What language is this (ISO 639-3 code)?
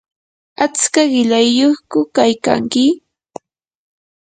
qur